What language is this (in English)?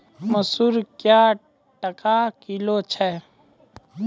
Maithili